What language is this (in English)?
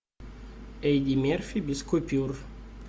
Russian